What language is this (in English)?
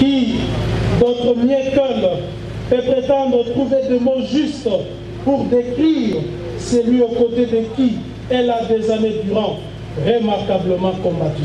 French